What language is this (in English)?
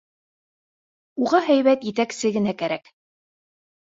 Bashkir